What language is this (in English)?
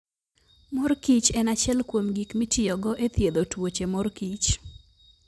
Luo (Kenya and Tanzania)